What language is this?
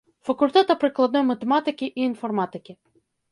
Belarusian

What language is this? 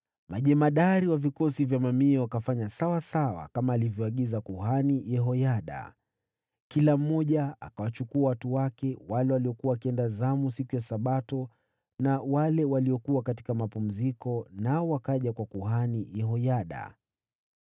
Swahili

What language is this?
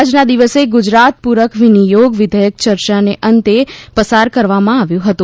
Gujarati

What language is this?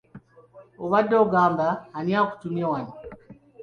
Ganda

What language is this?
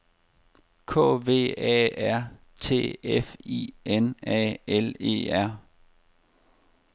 Danish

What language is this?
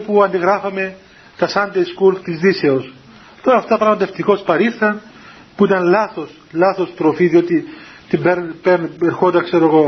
Greek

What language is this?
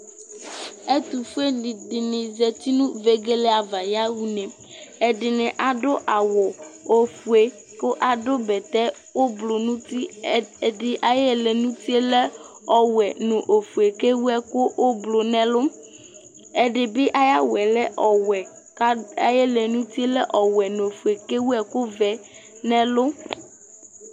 Ikposo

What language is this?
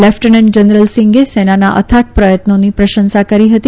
Gujarati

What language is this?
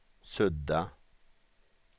Swedish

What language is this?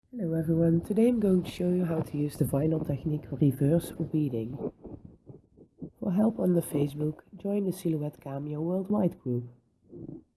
English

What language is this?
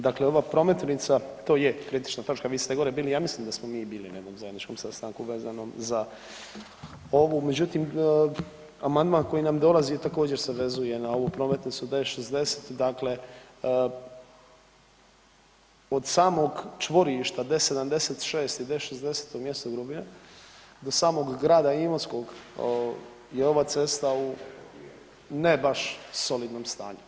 Croatian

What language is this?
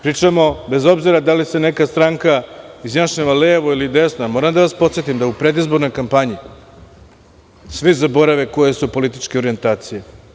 Serbian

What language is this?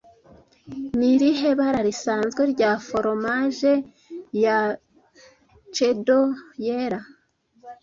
Kinyarwanda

